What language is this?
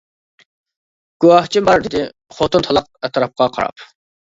Uyghur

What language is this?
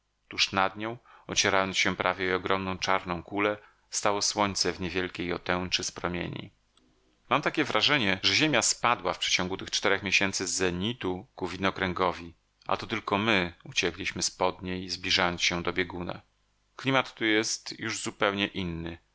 Polish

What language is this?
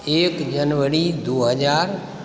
Maithili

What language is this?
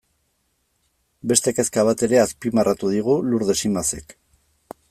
Basque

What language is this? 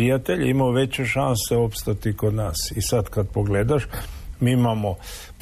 Croatian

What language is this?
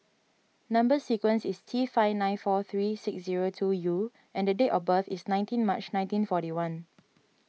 English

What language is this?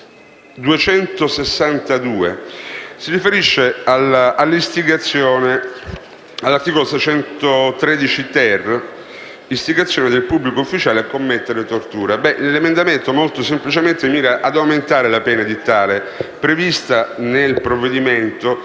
Italian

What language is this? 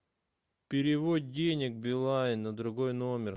Russian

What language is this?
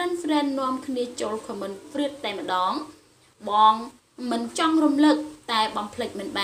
Vietnamese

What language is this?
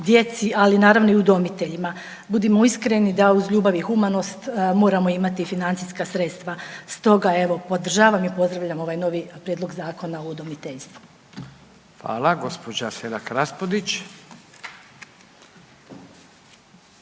Croatian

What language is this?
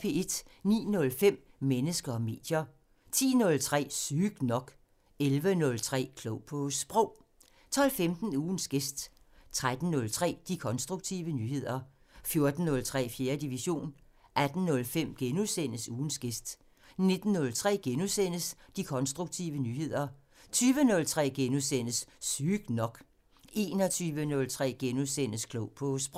Danish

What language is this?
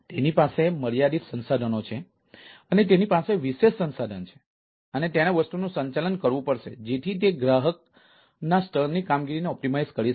Gujarati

